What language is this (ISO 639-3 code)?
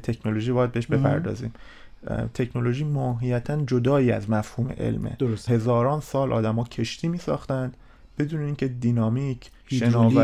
fas